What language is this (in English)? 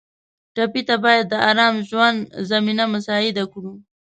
Pashto